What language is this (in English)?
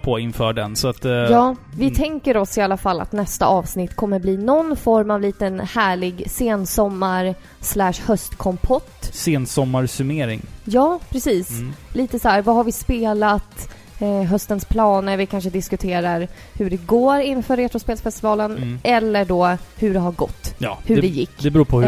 Swedish